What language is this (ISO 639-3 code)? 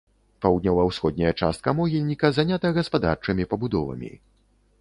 bel